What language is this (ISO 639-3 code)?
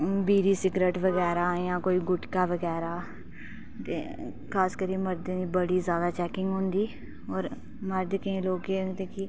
doi